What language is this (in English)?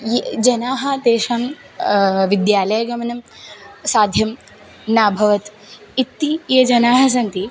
Sanskrit